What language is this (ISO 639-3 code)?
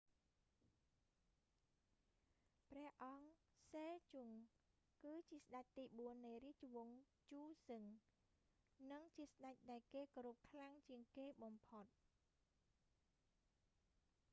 khm